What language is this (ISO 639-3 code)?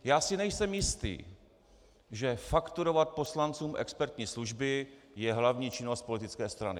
ces